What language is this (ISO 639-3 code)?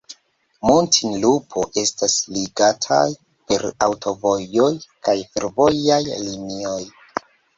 epo